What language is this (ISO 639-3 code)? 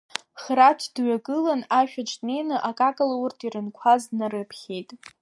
abk